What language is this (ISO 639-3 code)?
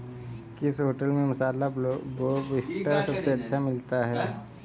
hin